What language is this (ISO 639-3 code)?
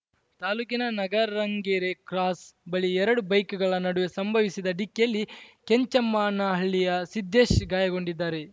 kan